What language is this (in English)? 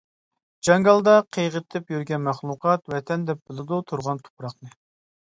Uyghur